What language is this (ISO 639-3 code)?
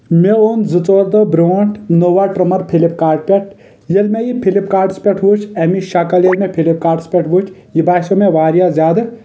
kas